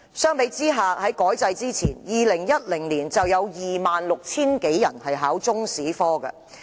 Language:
Cantonese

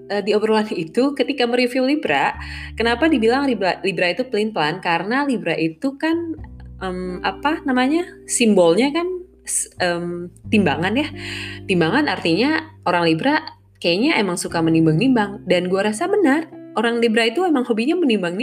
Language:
Indonesian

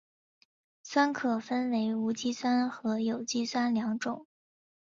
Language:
Chinese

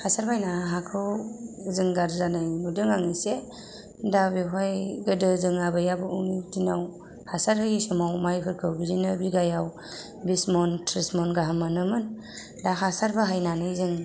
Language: Bodo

